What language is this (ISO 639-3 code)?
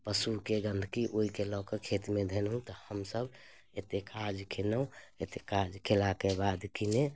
mai